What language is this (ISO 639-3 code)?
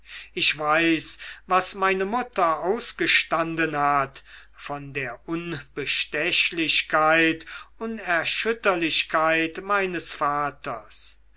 deu